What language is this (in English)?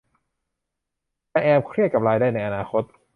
Thai